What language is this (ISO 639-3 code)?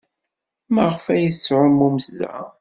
kab